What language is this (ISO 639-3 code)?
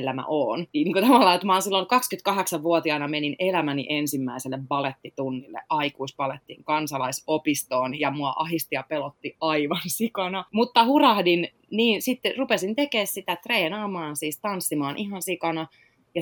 fin